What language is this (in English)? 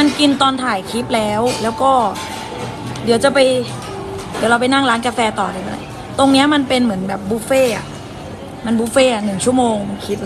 Thai